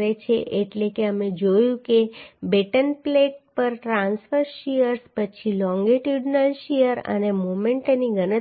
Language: Gujarati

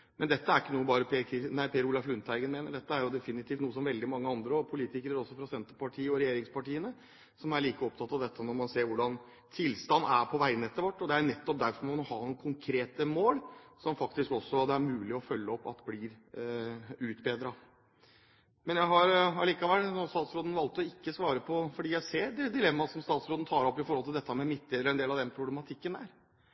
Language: Norwegian Bokmål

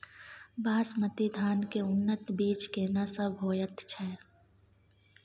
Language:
Maithili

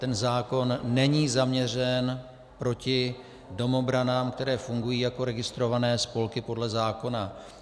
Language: Czech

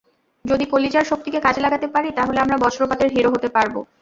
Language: Bangla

